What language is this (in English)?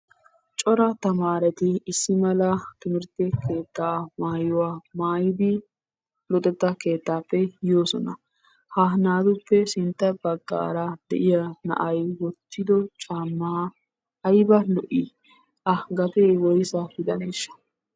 Wolaytta